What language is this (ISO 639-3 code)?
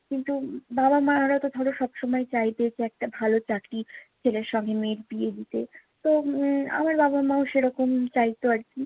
ben